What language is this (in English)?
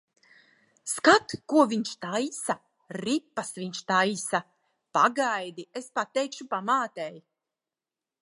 Latvian